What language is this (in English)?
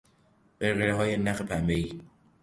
Persian